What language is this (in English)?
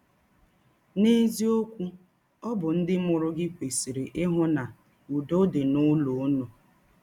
Igbo